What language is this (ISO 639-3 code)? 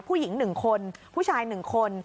tha